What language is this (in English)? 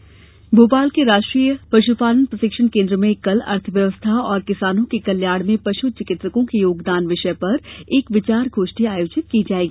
Hindi